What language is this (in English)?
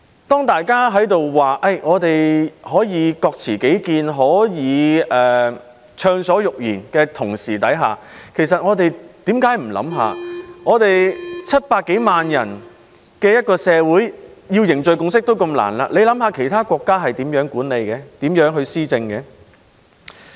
Cantonese